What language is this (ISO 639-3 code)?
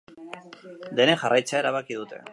eus